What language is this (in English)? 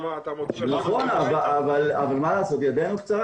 Hebrew